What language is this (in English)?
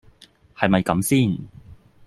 Cantonese